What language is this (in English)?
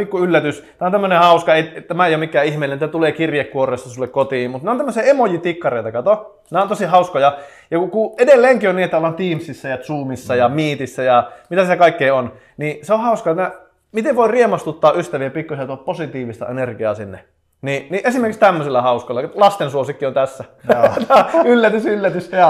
Finnish